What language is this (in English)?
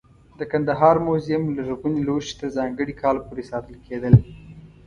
Pashto